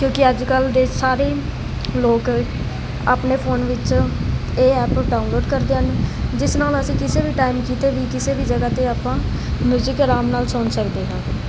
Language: Punjabi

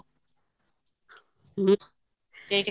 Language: Odia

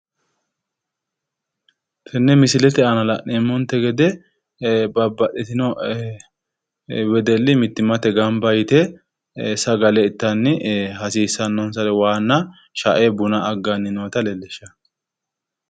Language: Sidamo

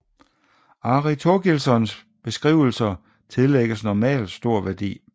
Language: Danish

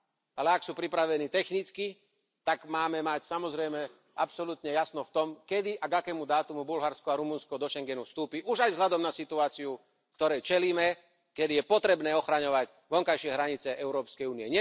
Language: Slovak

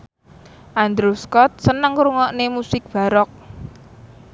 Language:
Javanese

